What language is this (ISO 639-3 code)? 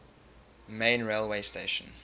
eng